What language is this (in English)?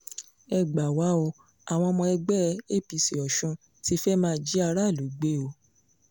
Yoruba